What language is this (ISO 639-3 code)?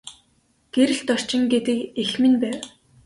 mon